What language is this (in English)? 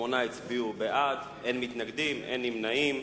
Hebrew